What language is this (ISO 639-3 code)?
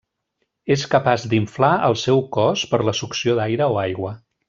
cat